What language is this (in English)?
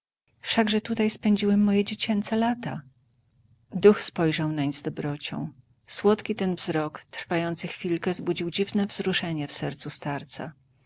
Polish